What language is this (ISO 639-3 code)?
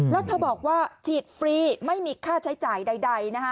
tha